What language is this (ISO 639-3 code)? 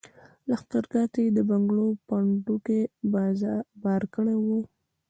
pus